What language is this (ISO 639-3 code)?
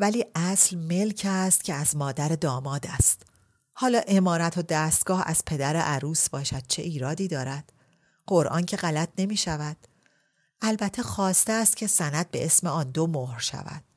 fas